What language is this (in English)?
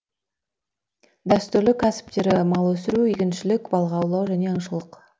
Kazakh